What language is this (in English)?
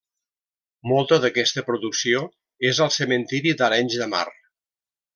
Catalan